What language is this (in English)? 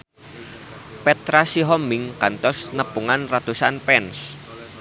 Sundanese